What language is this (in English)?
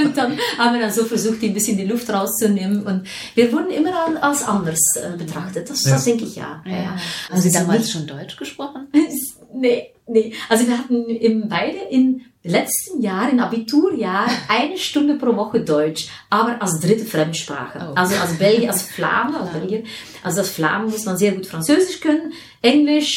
German